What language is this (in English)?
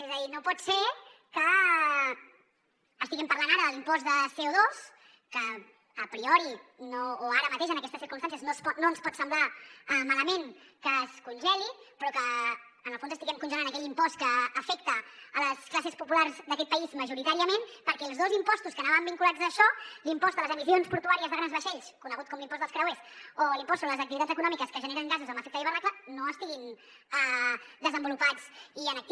Catalan